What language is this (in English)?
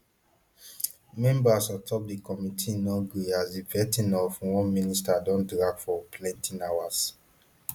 Nigerian Pidgin